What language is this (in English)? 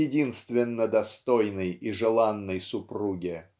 Russian